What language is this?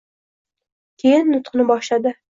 Uzbek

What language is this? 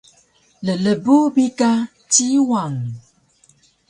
Taroko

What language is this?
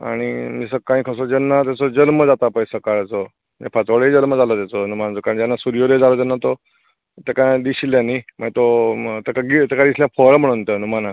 Konkani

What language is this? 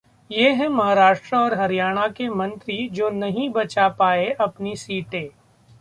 Hindi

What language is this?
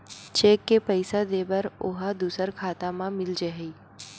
Chhattisgarhi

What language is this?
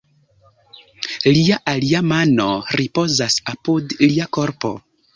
Esperanto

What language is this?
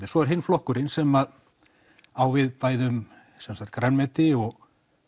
Icelandic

